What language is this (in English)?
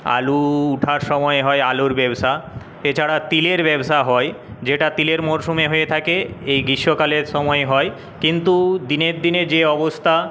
Bangla